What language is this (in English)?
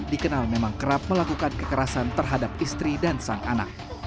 Indonesian